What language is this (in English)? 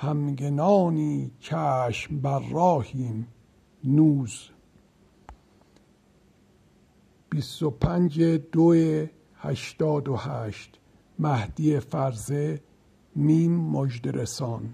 Persian